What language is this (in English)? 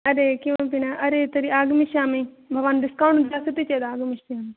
Sanskrit